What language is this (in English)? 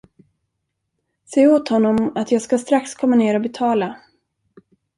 Swedish